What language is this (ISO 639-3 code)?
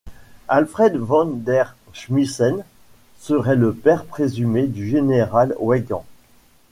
fra